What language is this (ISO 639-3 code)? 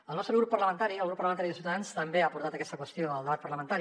cat